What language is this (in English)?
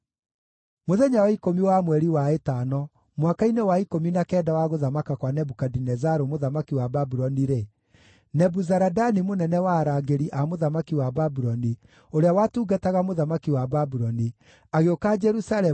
Kikuyu